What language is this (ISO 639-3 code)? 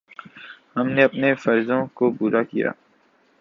urd